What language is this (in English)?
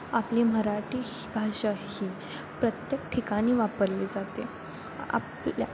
Marathi